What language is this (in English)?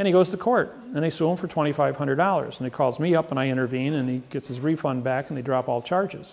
English